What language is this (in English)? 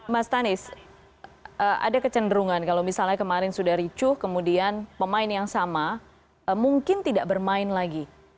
Indonesian